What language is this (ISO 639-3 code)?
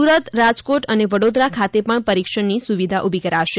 guj